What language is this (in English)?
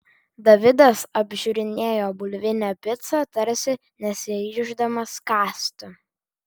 Lithuanian